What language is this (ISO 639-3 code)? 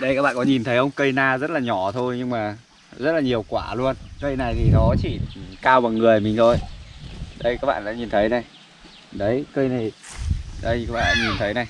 vie